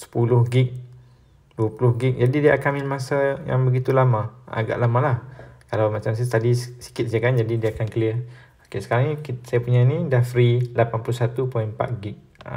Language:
Malay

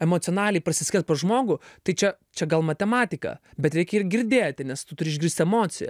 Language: Lithuanian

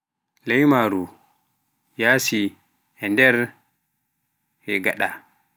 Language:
Pular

